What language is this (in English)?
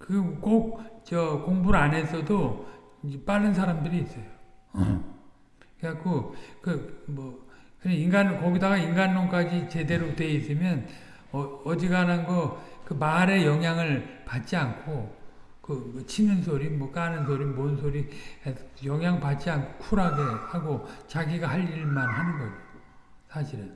Korean